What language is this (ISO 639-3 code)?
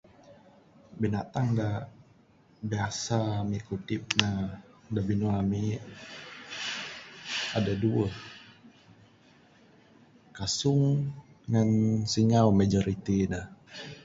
sdo